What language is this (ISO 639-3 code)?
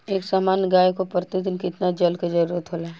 bho